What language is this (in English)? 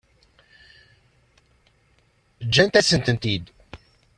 Kabyle